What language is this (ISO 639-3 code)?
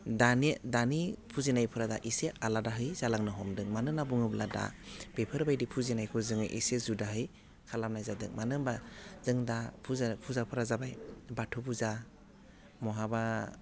brx